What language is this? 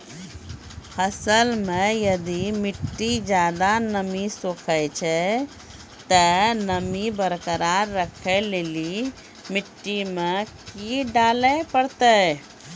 Maithili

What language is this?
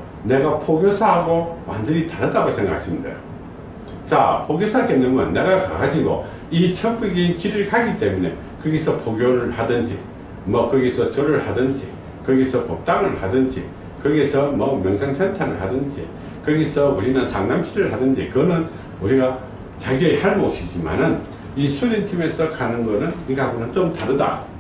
Korean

